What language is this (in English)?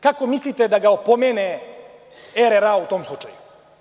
Serbian